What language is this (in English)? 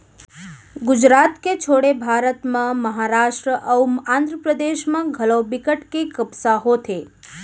Chhattisgarhi